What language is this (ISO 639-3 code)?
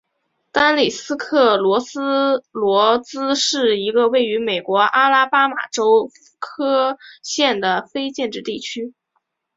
zho